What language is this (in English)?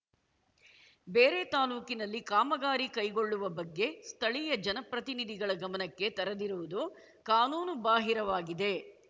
Kannada